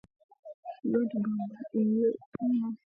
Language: Swahili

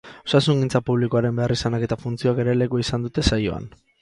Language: Basque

